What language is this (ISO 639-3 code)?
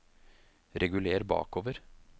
nor